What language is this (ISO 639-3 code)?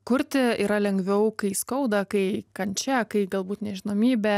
lit